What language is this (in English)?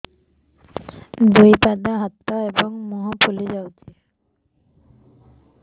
Odia